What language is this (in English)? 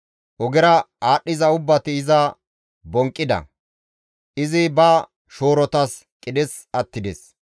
Gamo